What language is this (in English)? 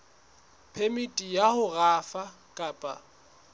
Southern Sotho